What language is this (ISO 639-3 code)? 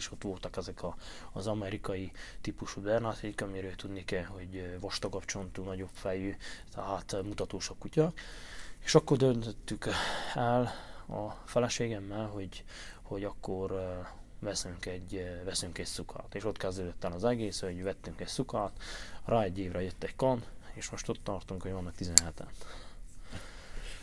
hun